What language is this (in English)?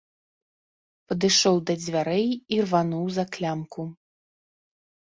Belarusian